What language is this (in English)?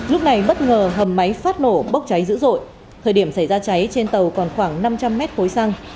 Vietnamese